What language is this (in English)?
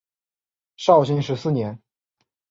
Chinese